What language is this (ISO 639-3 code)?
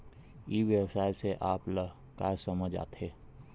hne